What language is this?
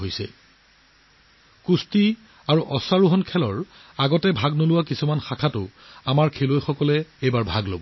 Assamese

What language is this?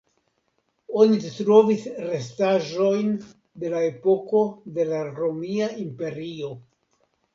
Esperanto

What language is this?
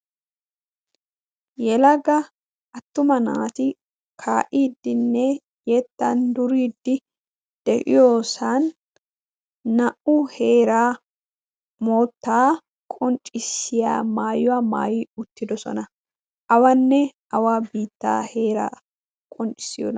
Wolaytta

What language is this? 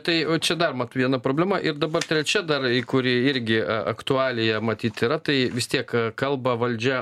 Lithuanian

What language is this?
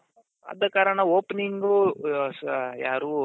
Kannada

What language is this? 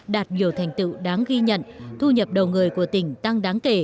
Vietnamese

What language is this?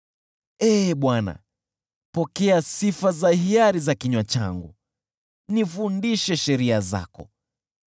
Swahili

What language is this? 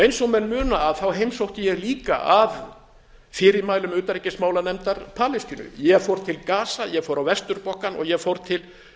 Icelandic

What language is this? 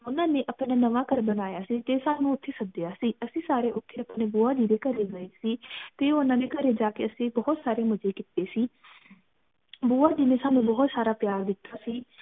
Punjabi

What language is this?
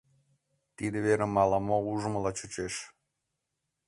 Mari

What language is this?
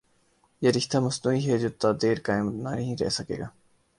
Urdu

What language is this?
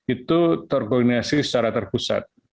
Indonesian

